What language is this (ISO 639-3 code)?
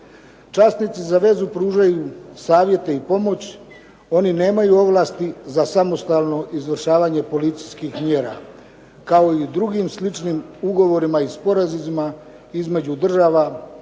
hrv